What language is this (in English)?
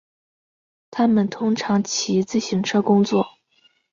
Chinese